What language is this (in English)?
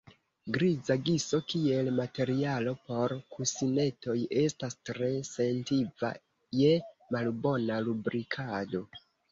Esperanto